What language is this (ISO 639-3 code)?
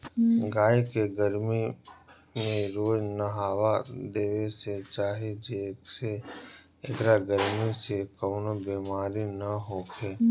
bho